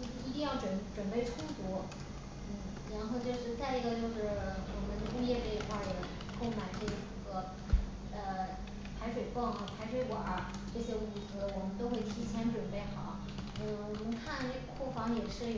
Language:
Chinese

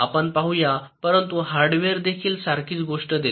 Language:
Marathi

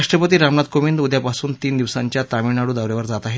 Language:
Marathi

